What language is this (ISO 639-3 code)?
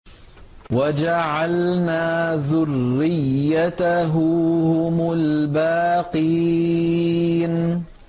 ara